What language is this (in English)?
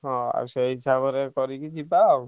Odia